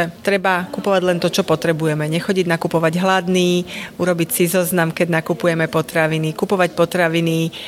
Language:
Slovak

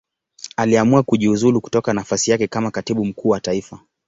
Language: Swahili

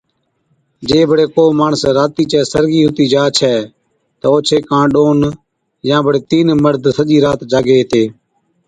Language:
Od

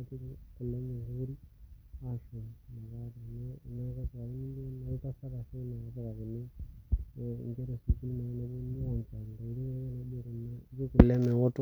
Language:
Masai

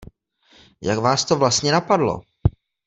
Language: Czech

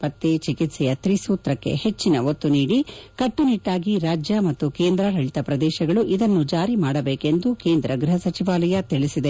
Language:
Kannada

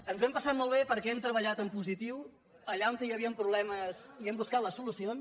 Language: Catalan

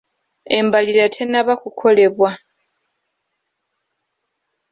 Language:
Ganda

